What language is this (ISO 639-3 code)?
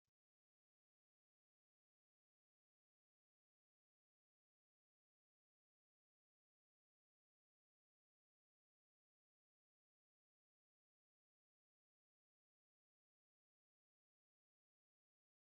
orm